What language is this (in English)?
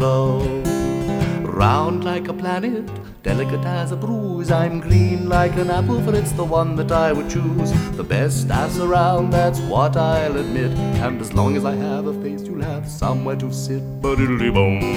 English